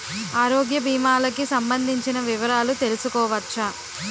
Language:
Telugu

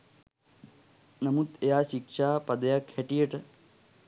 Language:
Sinhala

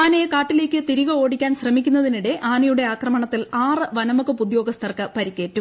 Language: Malayalam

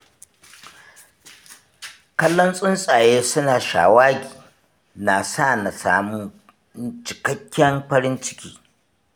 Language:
Hausa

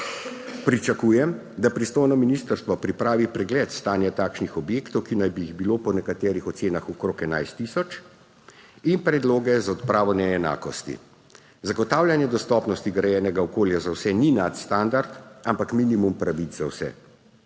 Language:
Slovenian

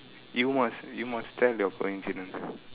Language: English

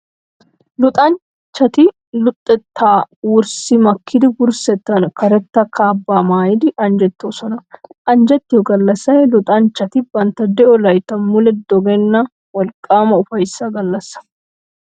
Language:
Wolaytta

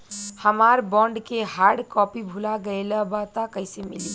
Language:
Bhojpuri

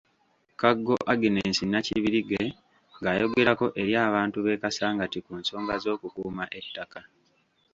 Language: Ganda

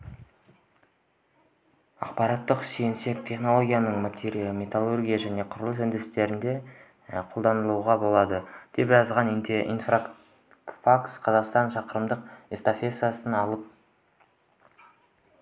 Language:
Kazakh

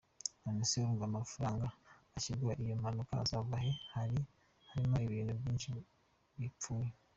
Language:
Kinyarwanda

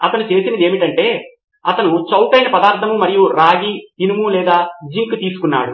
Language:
Telugu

